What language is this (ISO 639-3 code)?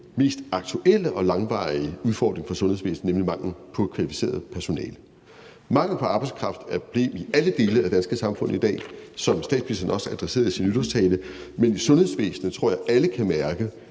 dan